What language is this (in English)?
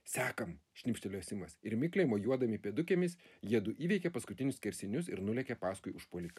Lithuanian